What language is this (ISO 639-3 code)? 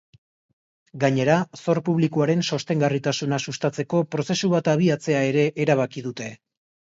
eus